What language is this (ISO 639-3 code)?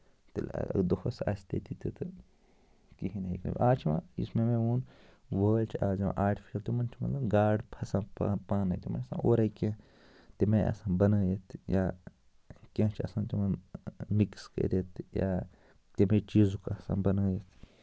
kas